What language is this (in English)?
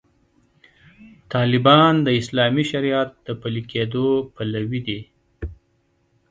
Pashto